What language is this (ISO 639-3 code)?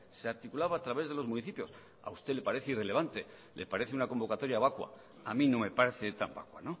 spa